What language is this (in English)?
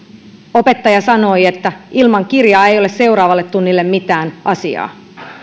Finnish